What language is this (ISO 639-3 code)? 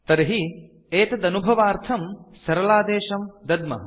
san